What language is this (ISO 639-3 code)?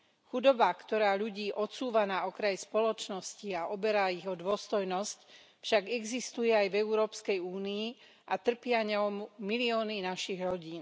slk